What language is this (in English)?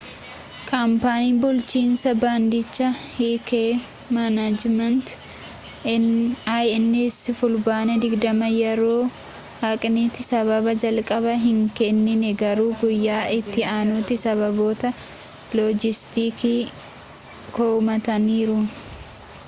Oromo